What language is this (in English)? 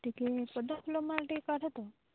Odia